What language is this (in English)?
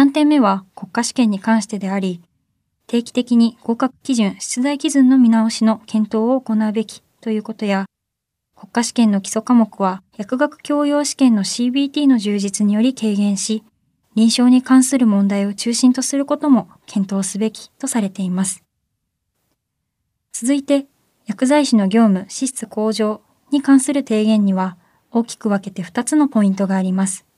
Japanese